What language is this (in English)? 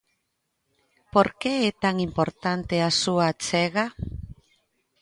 Galician